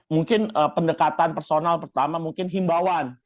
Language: Indonesian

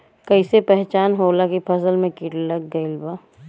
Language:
Bhojpuri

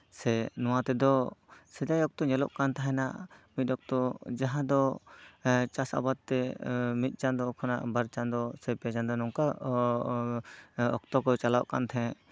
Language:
Santali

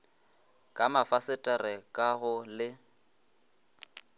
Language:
Northern Sotho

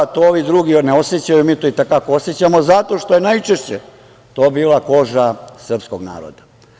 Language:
Serbian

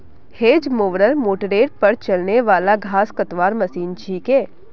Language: Magahi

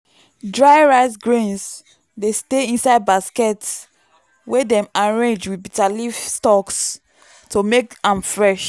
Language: Nigerian Pidgin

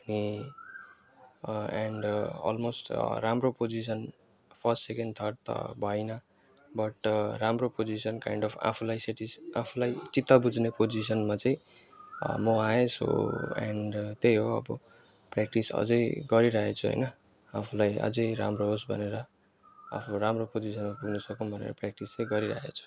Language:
Nepali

